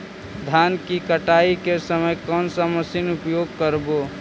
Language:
Magahi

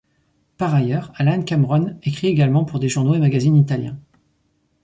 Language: French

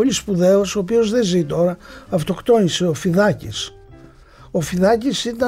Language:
Greek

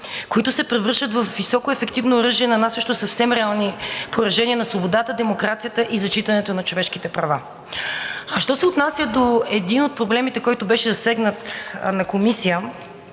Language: Bulgarian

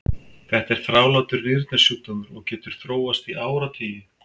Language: Icelandic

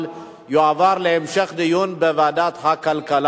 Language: Hebrew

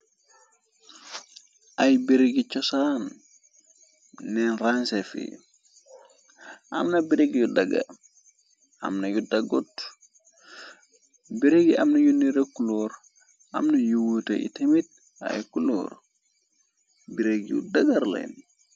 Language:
Wolof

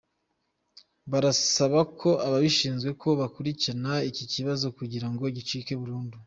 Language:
Kinyarwanda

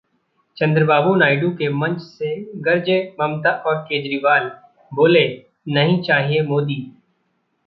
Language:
Hindi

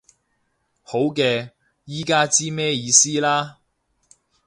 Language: Cantonese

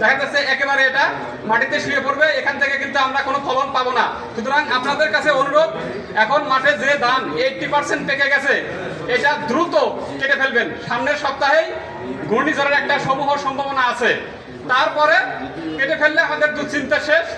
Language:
Turkish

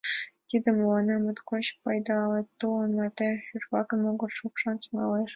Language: Mari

